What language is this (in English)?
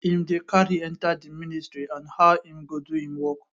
Nigerian Pidgin